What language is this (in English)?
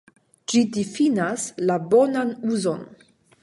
Esperanto